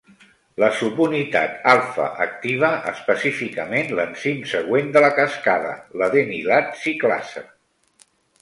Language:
Catalan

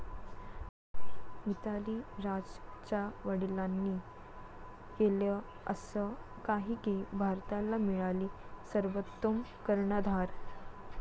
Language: Marathi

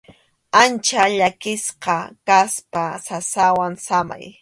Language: Arequipa-La Unión Quechua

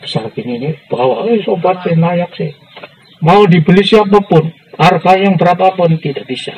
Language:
Indonesian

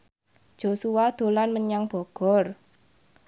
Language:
Javanese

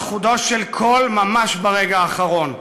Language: Hebrew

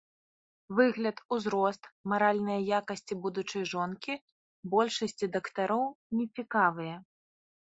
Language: Belarusian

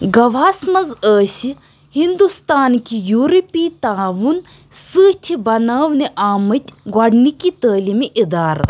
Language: Kashmiri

